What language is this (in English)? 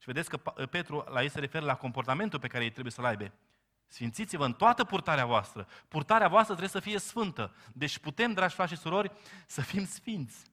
Romanian